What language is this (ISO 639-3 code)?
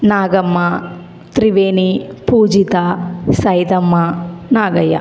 tel